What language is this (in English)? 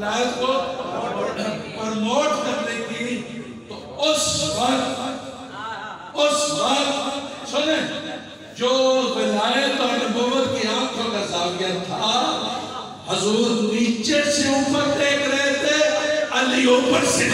Arabic